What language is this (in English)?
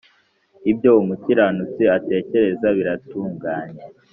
Kinyarwanda